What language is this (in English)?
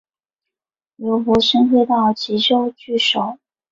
Chinese